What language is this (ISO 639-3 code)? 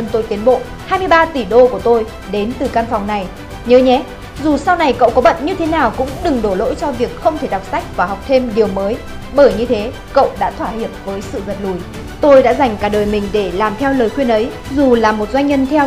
vie